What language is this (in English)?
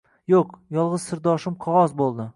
Uzbek